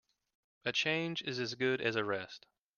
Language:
English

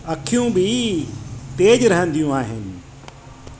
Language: Sindhi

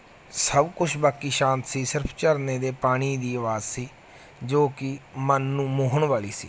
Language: Punjabi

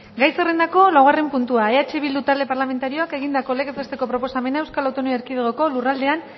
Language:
Basque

